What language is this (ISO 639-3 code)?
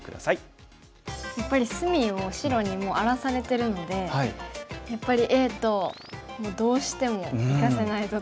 jpn